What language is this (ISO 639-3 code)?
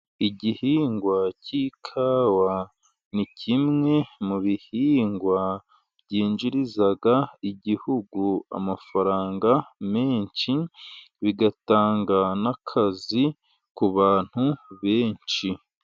kin